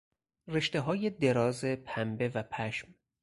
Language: Persian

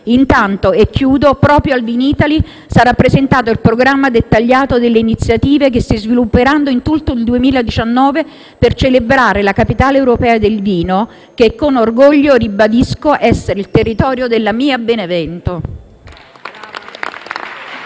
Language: Italian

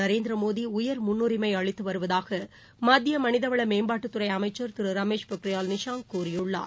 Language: Tamil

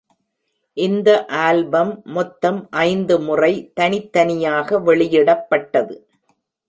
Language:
Tamil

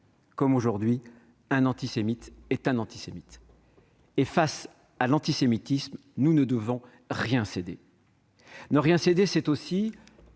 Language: French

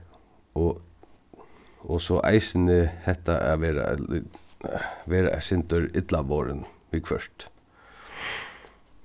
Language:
Faroese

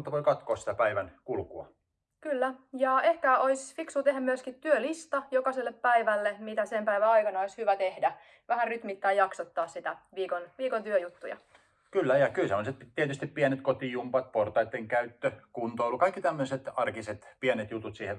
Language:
Finnish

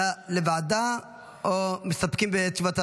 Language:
Hebrew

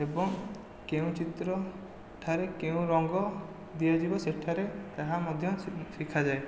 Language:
Odia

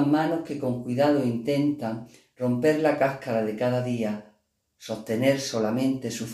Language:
Spanish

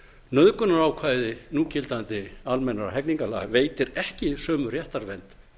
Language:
Icelandic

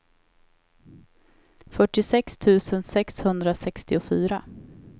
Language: Swedish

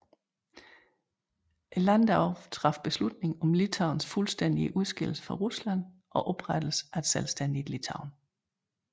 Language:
Danish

